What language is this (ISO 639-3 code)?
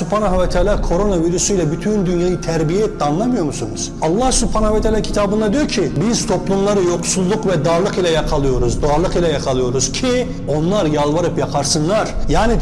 tur